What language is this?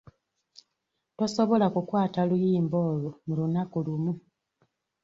Ganda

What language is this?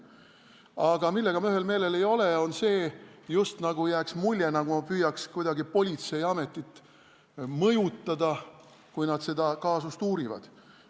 Estonian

